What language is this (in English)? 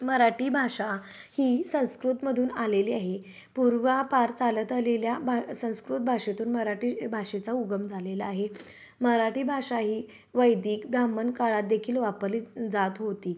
Marathi